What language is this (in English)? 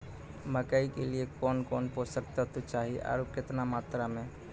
Maithili